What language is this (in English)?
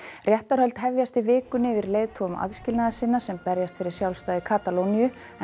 Icelandic